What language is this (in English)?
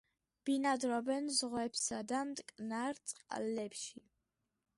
Georgian